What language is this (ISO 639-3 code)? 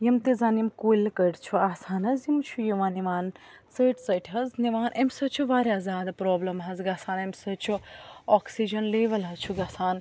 kas